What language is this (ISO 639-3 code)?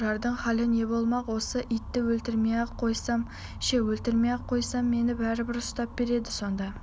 kaz